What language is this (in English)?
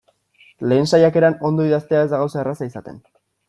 Basque